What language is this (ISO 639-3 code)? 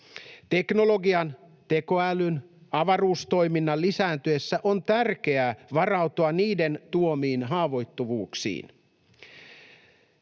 fin